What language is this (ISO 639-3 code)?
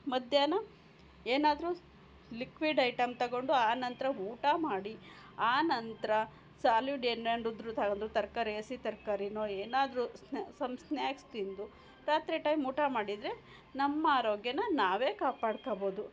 kan